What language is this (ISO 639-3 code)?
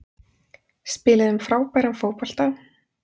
isl